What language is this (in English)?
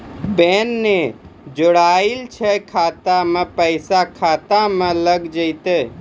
Maithili